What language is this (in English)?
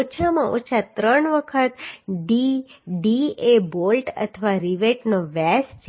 Gujarati